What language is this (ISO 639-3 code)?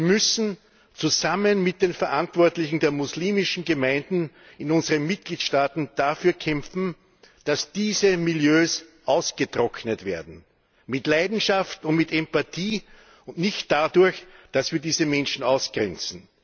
deu